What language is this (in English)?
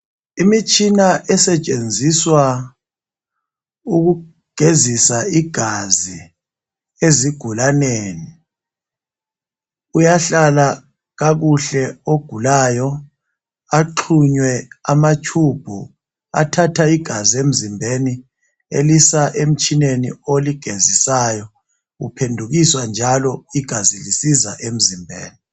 North Ndebele